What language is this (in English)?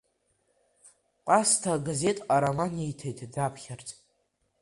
Abkhazian